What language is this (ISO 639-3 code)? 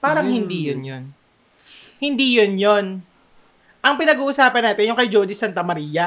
fil